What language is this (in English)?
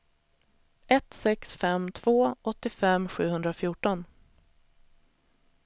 Swedish